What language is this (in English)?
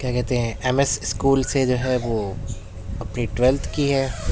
Urdu